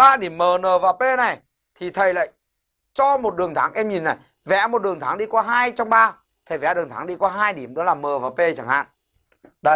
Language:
Vietnamese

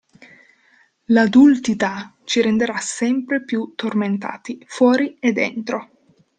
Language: Italian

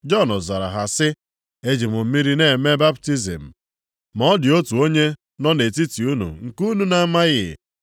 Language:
Igbo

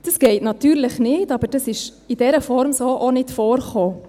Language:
Swiss German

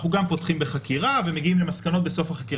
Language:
Hebrew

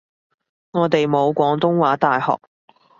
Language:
Cantonese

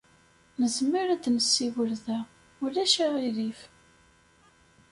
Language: Kabyle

